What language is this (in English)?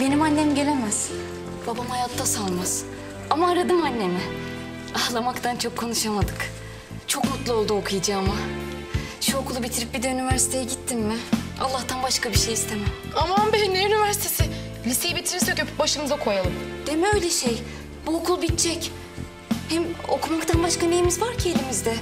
Turkish